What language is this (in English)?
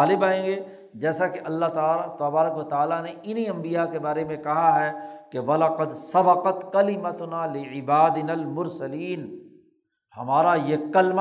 Urdu